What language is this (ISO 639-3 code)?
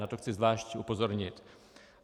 ces